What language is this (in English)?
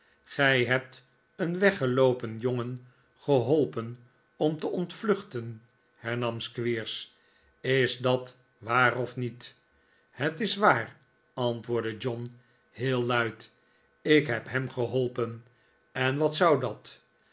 Dutch